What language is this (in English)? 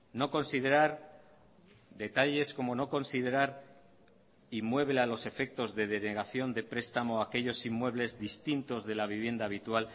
Spanish